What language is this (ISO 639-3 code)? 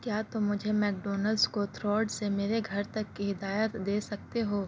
urd